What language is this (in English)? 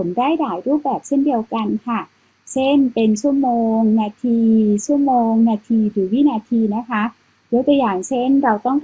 Thai